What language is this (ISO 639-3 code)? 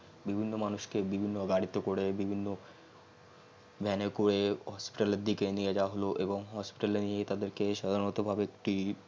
ben